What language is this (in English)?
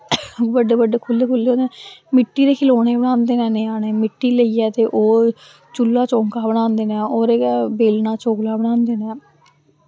Dogri